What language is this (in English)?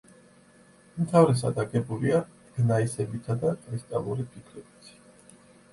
Georgian